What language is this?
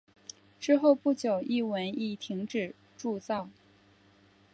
Chinese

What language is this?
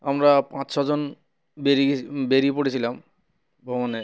Bangla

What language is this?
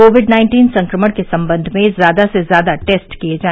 Hindi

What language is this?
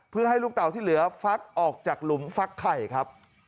Thai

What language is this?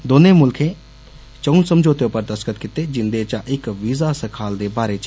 Dogri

